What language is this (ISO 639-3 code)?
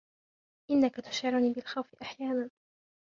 ara